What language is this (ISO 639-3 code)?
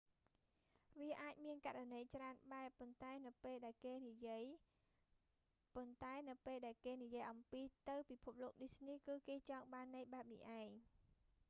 khm